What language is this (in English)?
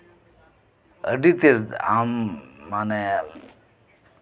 Santali